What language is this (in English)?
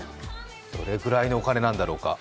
Japanese